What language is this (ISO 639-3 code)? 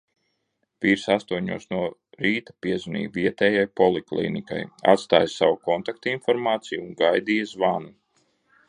lav